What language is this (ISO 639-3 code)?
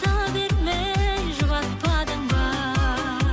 kaz